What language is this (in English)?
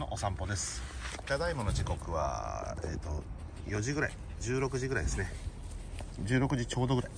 Japanese